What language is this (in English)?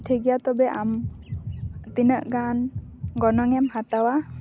Santali